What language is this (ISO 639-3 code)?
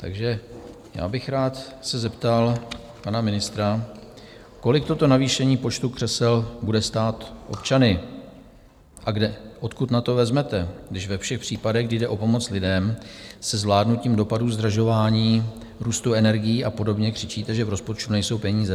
ces